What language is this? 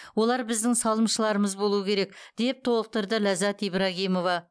Kazakh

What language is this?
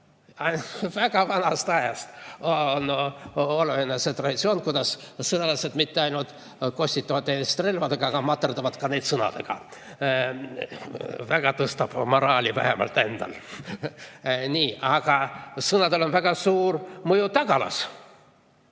Estonian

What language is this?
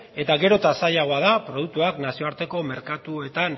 Basque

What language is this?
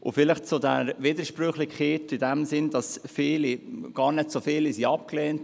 Swiss German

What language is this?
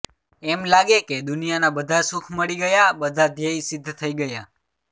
Gujarati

